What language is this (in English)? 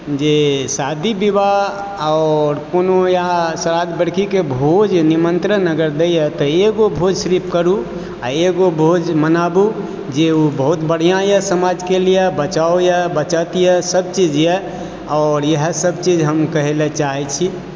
Maithili